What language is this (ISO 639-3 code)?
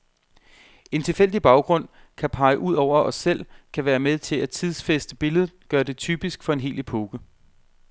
dan